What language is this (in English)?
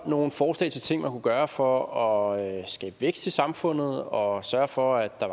Danish